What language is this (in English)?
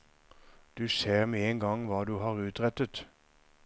Norwegian